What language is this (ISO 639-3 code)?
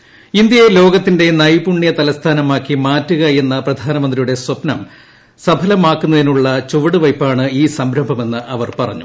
mal